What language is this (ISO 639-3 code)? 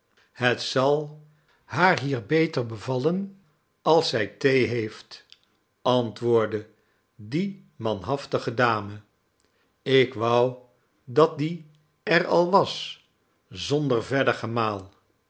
nld